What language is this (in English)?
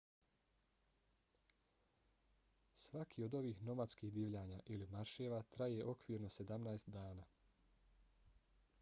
Bosnian